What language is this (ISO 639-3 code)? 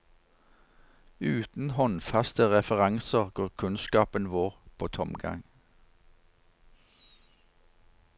nor